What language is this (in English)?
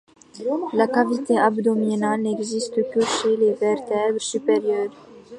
French